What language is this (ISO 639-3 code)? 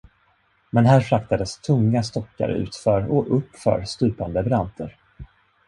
swe